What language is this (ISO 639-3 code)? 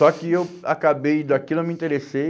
por